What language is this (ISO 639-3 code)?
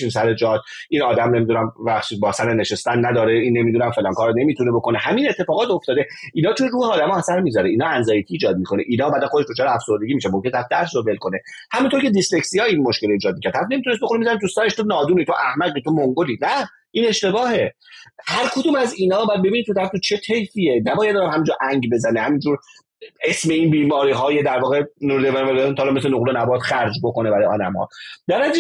fas